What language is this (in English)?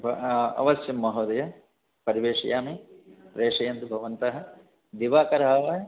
Sanskrit